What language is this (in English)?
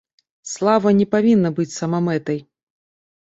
Belarusian